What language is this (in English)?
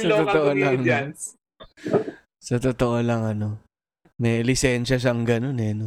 Filipino